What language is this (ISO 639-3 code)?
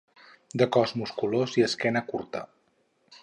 cat